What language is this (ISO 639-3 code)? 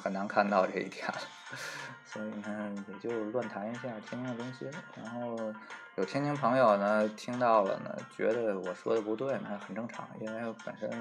zho